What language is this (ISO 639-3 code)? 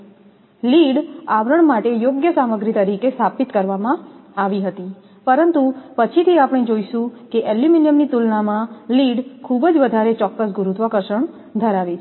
guj